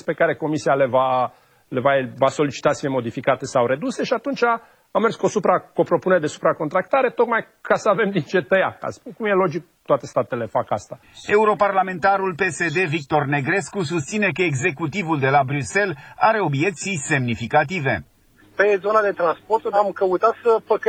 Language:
Romanian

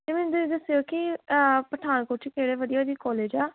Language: Punjabi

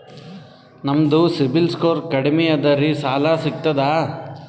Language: Kannada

